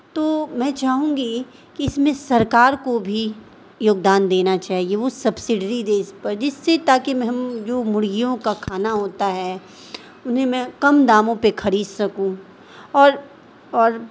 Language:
Urdu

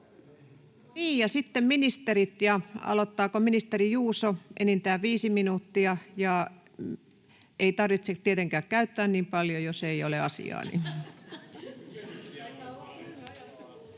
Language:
Finnish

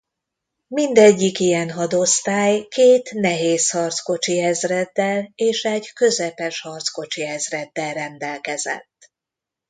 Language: Hungarian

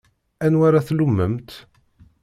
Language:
Kabyle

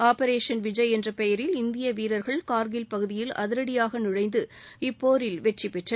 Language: Tamil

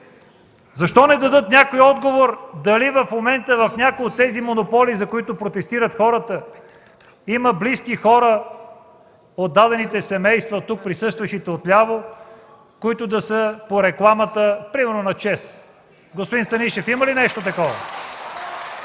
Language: Bulgarian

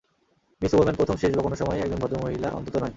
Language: Bangla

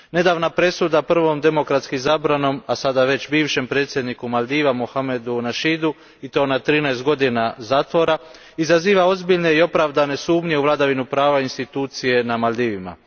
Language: Croatian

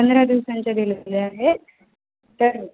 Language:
Marathi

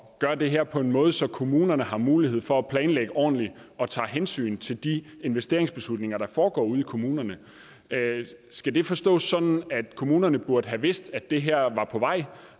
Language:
Danish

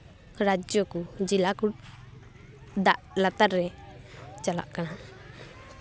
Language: Santali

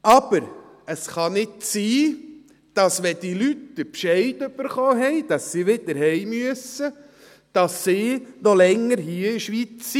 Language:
Swiss German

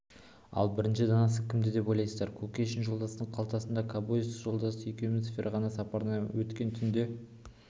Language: Kazakh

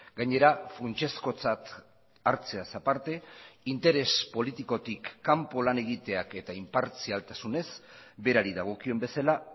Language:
Basque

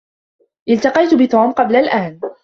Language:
Arabic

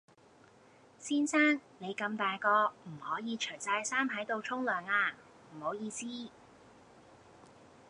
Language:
Cantonese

